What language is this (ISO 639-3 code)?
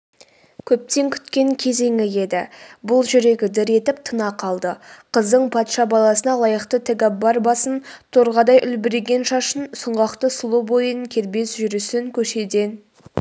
kaz